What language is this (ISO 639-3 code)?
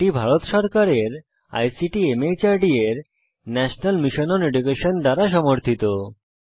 ben